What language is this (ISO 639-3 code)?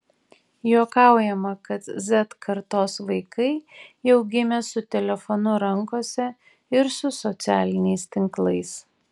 lit